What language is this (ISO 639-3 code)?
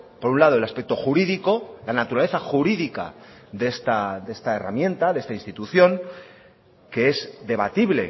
spa